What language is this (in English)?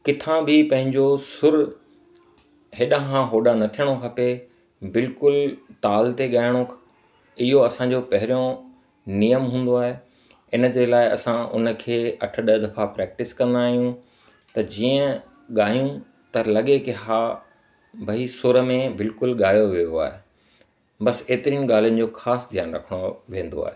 Sindhi